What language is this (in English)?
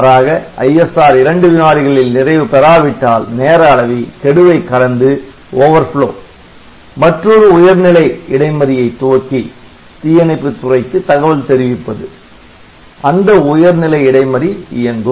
Tamil